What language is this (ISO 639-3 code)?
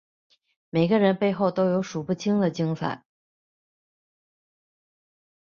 zho